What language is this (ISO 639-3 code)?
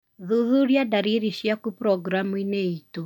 kik